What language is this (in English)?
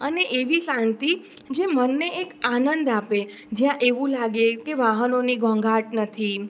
Gujarati